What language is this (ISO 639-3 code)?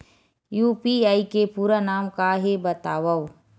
hne